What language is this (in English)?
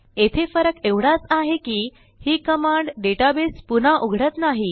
Marathi